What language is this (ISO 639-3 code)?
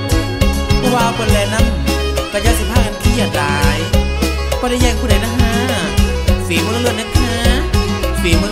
tha